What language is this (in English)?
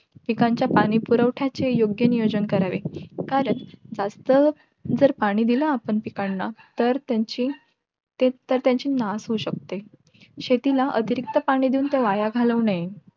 Marathi